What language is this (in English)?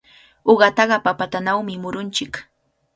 Cajatambo North Lima Quechua